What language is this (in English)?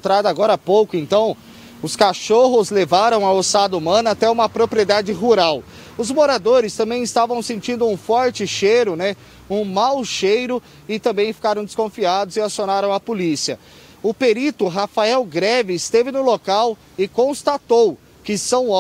Portuguese